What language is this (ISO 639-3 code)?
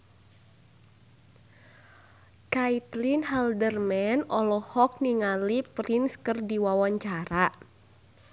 sun